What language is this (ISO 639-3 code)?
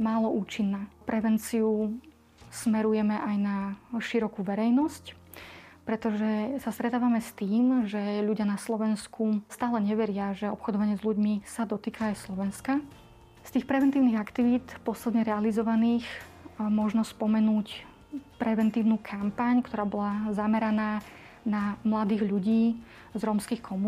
slk